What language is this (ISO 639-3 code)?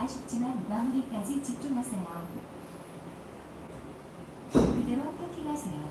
kor